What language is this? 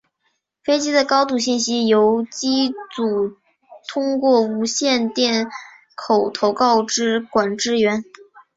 Chinese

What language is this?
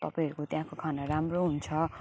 Nepali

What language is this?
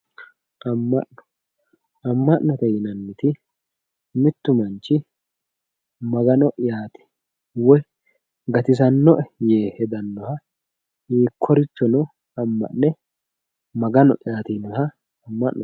Sidamo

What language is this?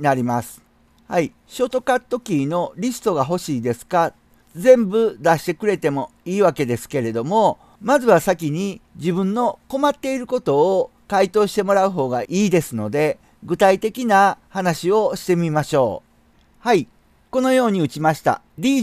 Japanese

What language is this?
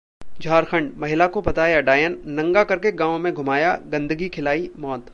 Hindi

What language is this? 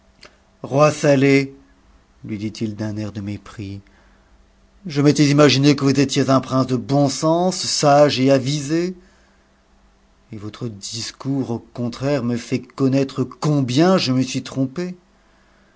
French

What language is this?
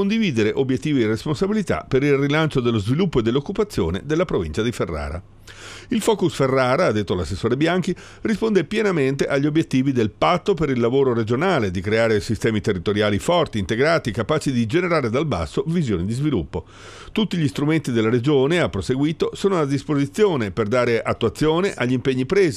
Italian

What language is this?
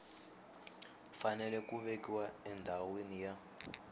Tsonga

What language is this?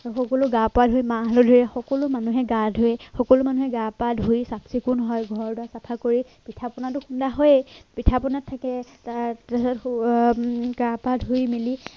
Assamese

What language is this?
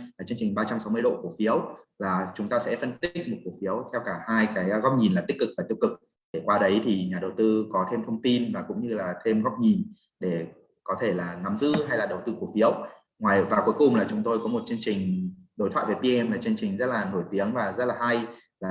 Vietnamese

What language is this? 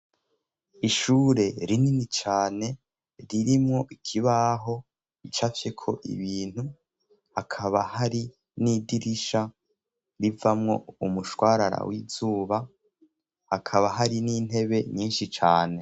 Rundi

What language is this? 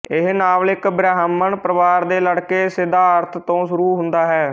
Punjabi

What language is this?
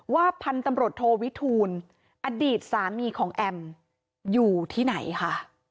Thai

